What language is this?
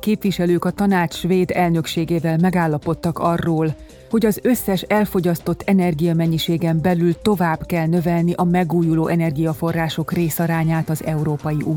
Hungarian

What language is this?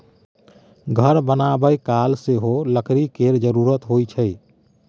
Maithili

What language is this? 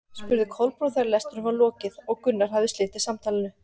Icelandic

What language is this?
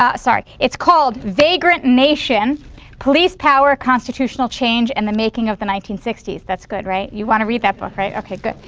English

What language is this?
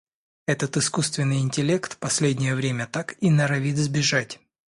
Russian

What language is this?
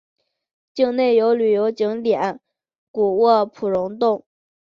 Chinese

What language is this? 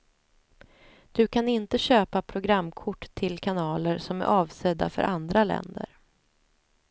Swedish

